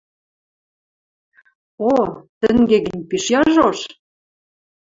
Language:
Western Mari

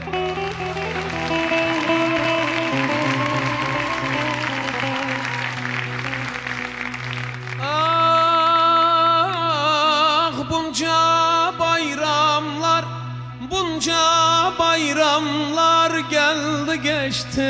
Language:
Arabic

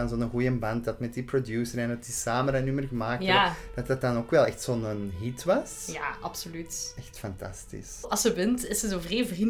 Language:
Dutch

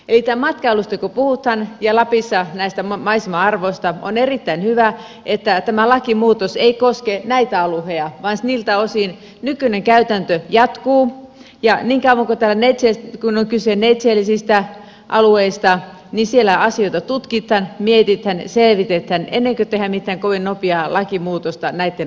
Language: Finnish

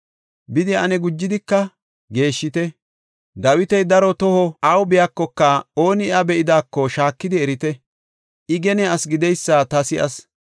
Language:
Gofa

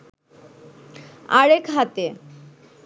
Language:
Bangla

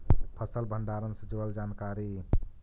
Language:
Magahi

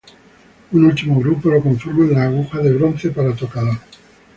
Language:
Spanish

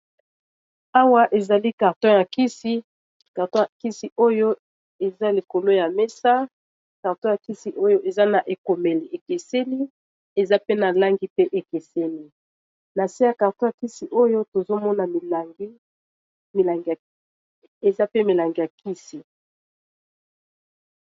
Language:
Lingala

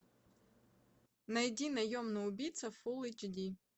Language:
Russian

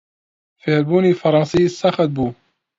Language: Central Kurdish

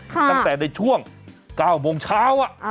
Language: Thai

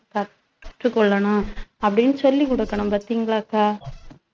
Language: Tamil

